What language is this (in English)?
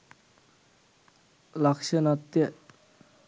Sinhala